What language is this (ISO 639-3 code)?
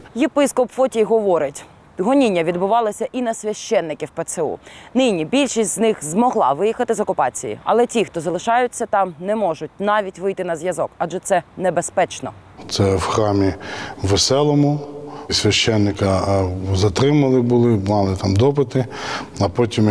ukr